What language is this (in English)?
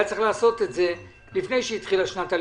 Hebrew